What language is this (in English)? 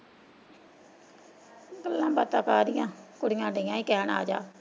Punjabi